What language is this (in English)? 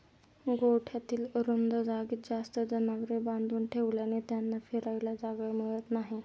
Marathi